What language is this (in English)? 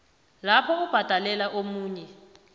South Ndebele